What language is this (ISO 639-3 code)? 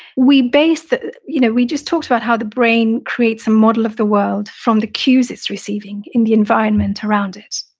eng